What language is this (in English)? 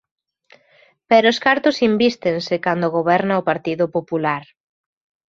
Galician